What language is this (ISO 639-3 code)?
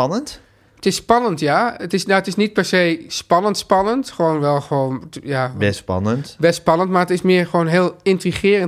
nld